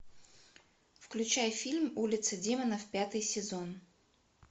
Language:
Russian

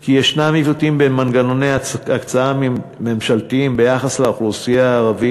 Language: Hebrew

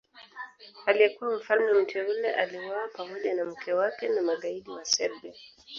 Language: Swahili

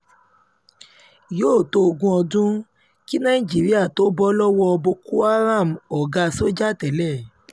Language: Yoruba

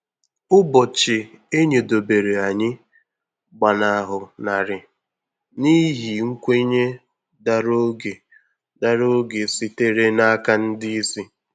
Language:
Igbo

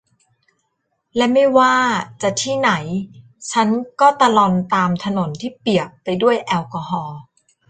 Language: Thai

